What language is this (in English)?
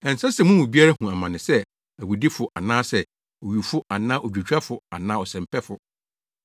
Akan